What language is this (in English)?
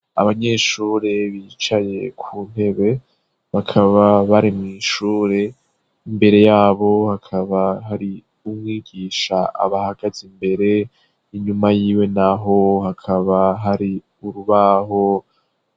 Rundi